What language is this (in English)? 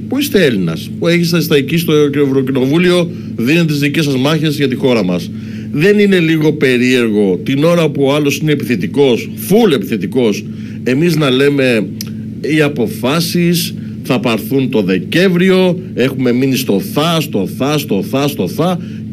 Greek